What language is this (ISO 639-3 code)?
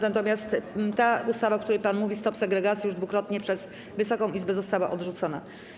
pol